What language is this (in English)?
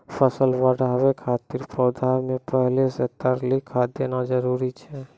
Maithili